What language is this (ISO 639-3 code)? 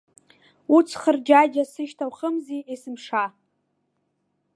abk